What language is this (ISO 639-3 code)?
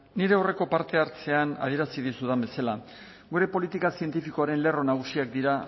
eus